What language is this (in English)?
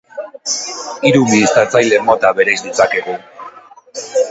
Basque